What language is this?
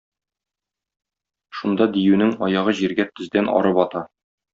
Tatar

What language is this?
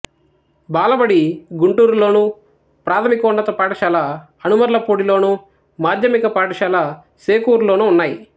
Telugu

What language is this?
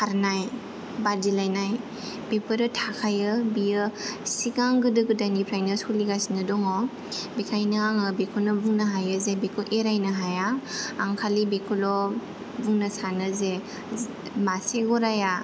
Bodo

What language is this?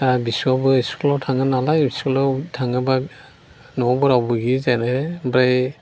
Bodo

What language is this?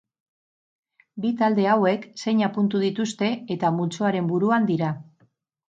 Basque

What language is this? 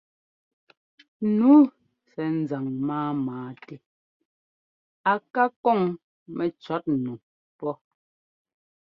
Ngomba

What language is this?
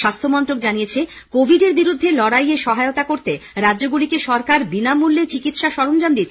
Bangla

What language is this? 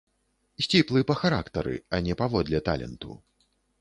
Belarusian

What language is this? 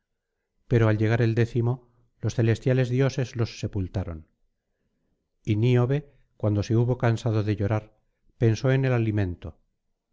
Spanish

